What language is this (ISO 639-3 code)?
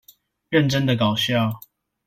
zho